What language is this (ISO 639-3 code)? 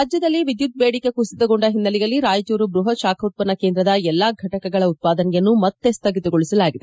kan